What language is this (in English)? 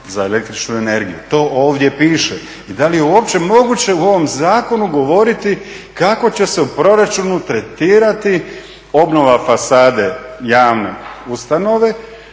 Croatian